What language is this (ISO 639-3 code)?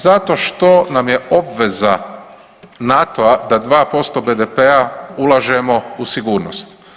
hrv